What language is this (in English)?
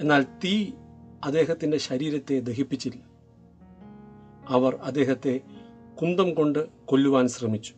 Malayalam